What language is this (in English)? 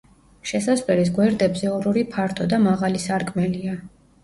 Georgian